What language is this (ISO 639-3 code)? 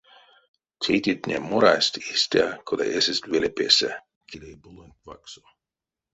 myv